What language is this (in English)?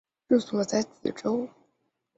Chinese